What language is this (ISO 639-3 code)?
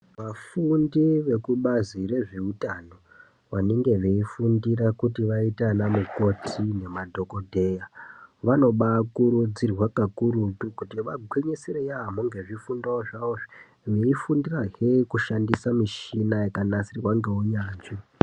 ndc